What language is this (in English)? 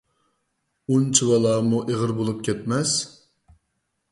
Uyghur